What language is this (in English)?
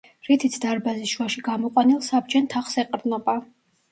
Georgian